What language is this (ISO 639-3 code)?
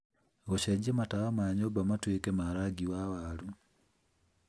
kik